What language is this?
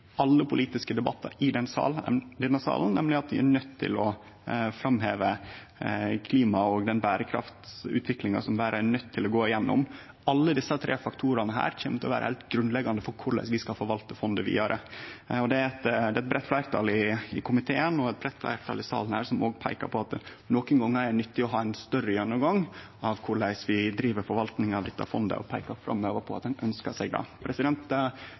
Norwegian Nynorsk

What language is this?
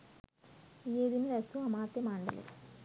Sinhala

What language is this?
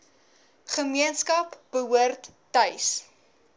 Afrikaans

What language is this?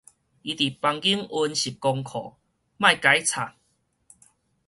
Min Nan Chinese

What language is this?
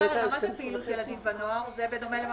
Hebrew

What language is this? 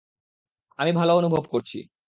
Bangla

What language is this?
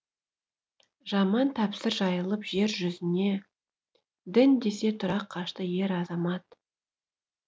Kazakh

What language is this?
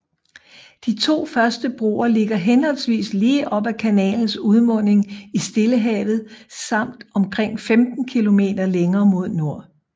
Danish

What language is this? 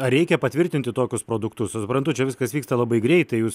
Lithuanian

